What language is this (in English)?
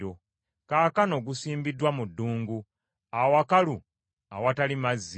Ganda